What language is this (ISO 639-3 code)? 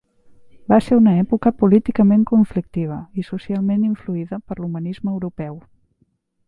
cat